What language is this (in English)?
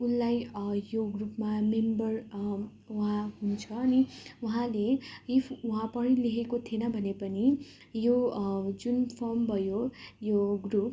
Nepali